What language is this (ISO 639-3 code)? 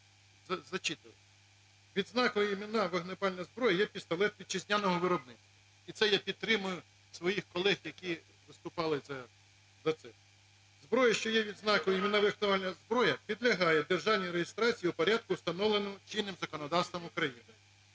ukr